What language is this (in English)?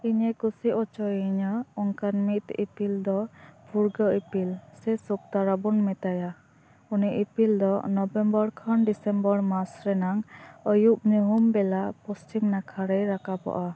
Santali